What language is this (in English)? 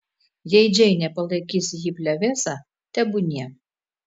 Lithuanian